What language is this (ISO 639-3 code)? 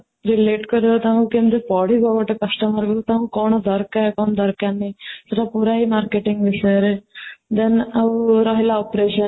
ori